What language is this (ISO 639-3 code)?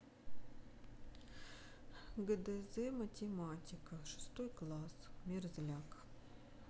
rus